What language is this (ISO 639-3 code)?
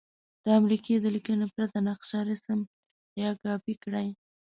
pus